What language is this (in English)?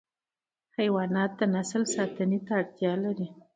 Pashto